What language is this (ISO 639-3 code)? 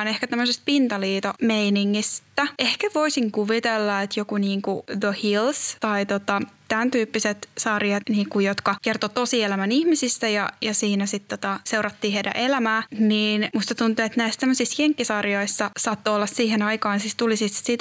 fin